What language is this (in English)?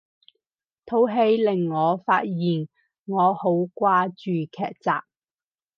Cantonese